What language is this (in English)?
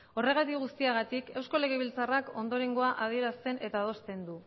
Basque